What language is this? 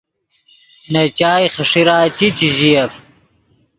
Yidgha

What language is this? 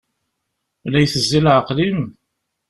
Kabyle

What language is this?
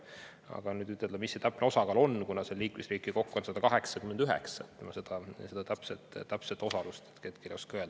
Estonian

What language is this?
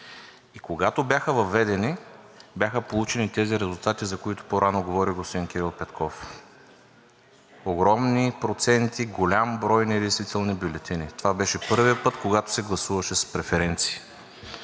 Bulgarian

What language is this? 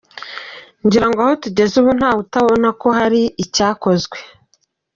Kinyarwanda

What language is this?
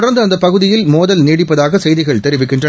Tamil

